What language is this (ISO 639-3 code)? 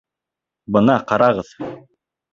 bak